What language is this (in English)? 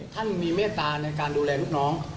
Thai